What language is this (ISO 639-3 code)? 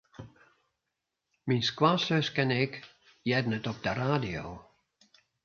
fry